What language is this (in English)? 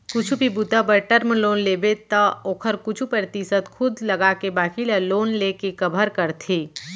Chhattisgarhi